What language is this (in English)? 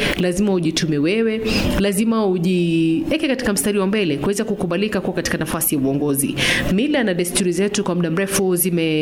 Swahili